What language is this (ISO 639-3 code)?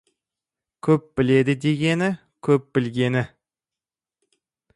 kaz